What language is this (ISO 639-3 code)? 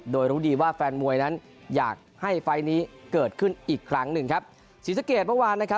tha